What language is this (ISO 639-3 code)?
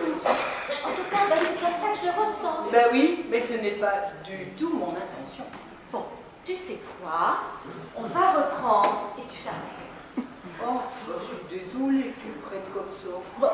fra